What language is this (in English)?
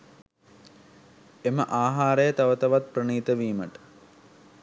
Sinhala